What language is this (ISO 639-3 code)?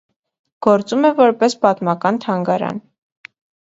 hye